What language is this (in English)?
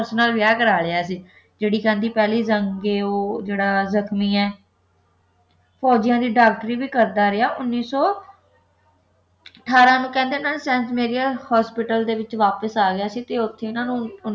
Punjabi